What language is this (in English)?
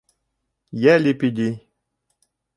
Bashkir